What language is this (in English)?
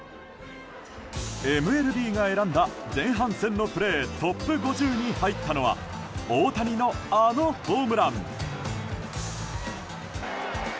Japanese